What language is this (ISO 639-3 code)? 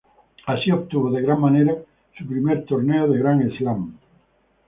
spa